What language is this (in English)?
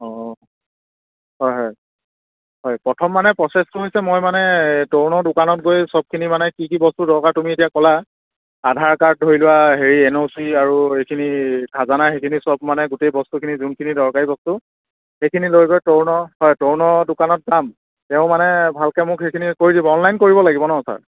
Assamese